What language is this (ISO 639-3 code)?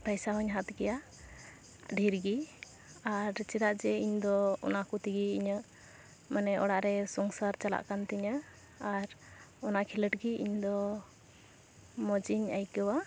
sat